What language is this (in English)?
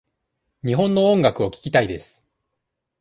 Japanese